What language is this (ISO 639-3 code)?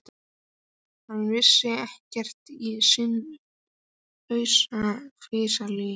isl